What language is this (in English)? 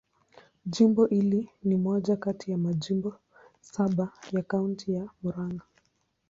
Swahili